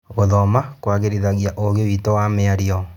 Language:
Kikuyu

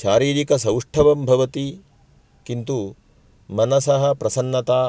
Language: Sanskrit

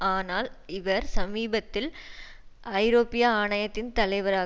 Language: Tamil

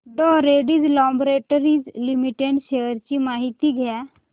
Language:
Marathi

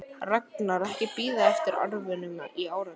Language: Icelandic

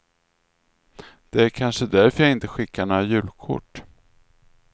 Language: Swedish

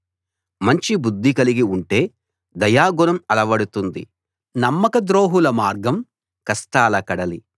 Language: Telugu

